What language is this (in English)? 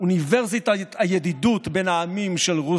Hebrew